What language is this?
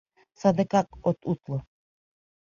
Mari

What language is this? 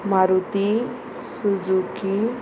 Konkani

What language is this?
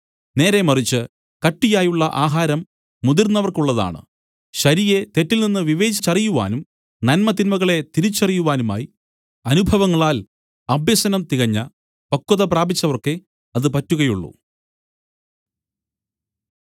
Malayalam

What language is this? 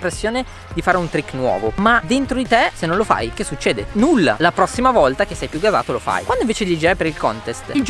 Italian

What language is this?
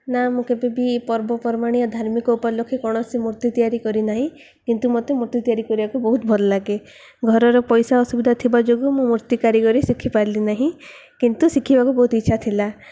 Odia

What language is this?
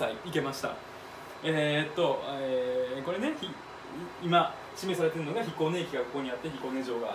Japanese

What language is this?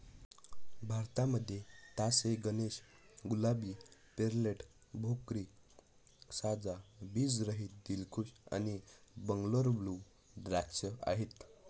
Marathi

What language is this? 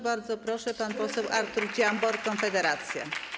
Polish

